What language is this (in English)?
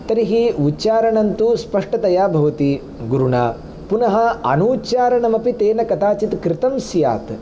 Sanskrit